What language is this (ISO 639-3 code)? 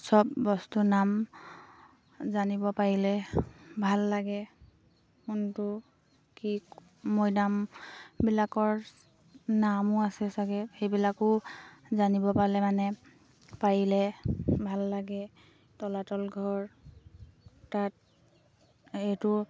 asm